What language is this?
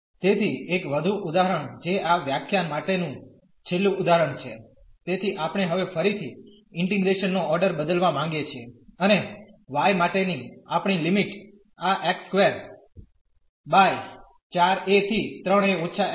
Gujarati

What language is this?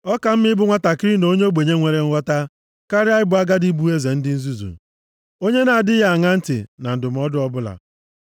Igbo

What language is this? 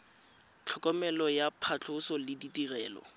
Tswana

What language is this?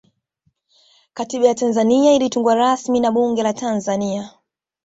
Swahili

